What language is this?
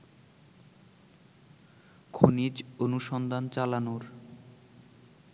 Bangla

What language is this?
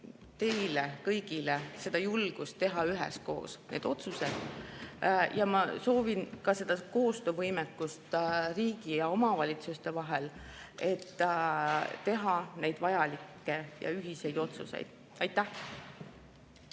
Estonian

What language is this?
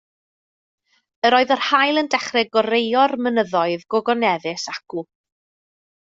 Welsh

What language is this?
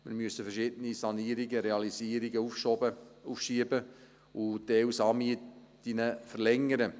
Swiss German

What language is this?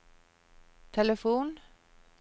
Norwegian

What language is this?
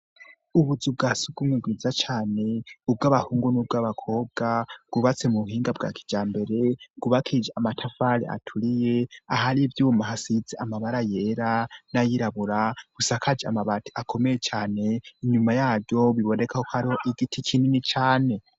Rundi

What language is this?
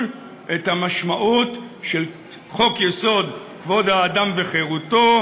Hebrew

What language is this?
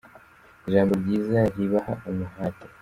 Kinyarwanda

